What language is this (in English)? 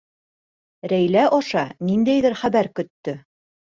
Bashkir